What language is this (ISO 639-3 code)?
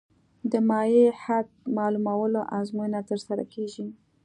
pus